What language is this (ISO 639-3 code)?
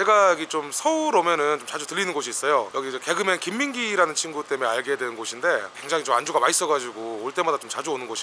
kor